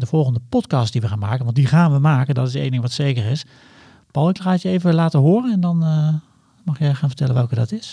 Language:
Dutch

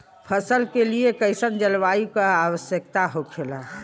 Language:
Bhojpuri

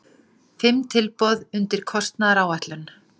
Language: Icelandic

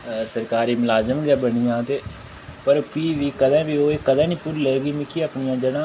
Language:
Dogri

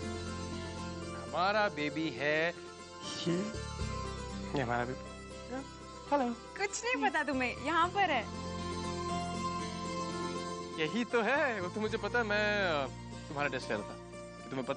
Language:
Hindi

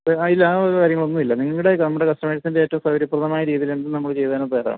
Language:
Malayalam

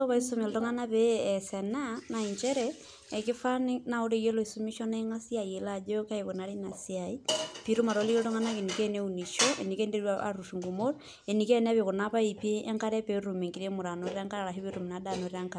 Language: Masai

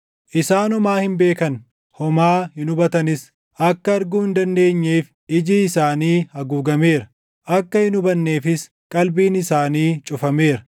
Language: Oromo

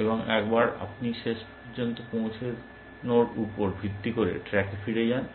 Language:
Bangla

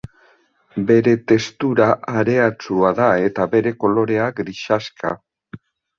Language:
Basque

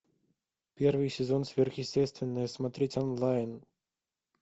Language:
Russian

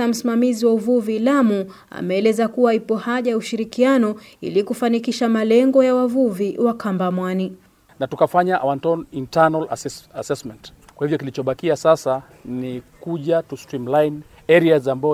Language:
Swahili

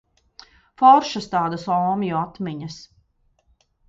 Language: Latvian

